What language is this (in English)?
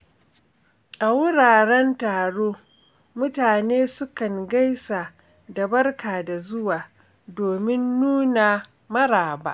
Hausa